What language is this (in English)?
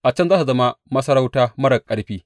Hausa